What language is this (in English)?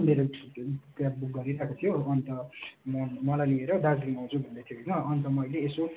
Nepali